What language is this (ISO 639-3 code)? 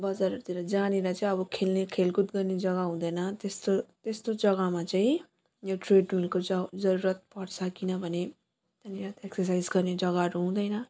nep